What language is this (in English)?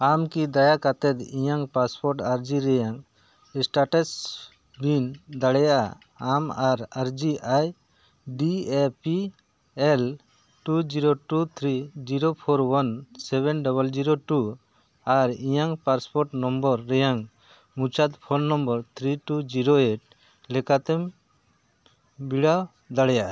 Santali